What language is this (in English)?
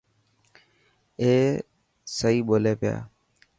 Dhatki